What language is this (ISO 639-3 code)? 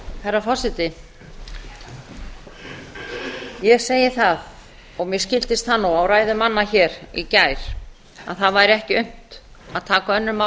isl